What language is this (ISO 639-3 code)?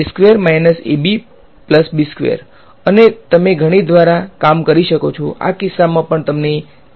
guj